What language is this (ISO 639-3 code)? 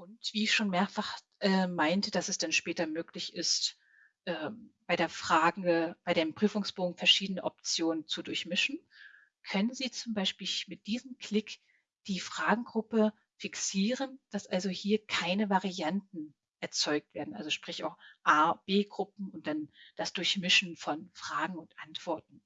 deu